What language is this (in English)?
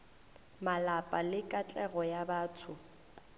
Northern Sotho